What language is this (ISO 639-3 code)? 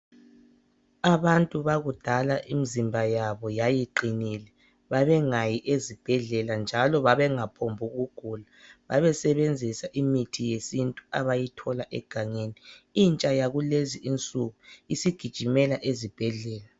nde